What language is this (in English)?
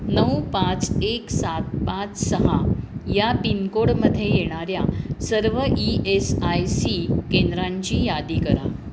Marathi